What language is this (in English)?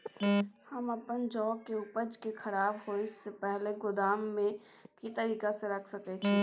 Maithili